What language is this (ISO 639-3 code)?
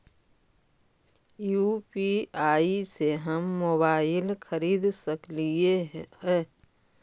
mag